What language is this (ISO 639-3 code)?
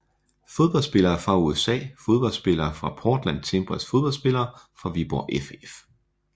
dan